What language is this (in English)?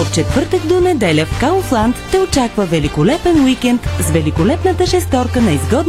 Bulgarian